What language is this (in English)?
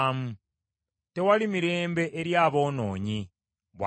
Ganda